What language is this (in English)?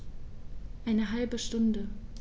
German